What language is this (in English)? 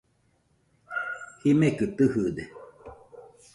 Nüpode Huitoto